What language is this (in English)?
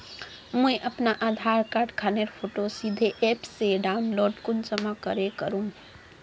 Magahi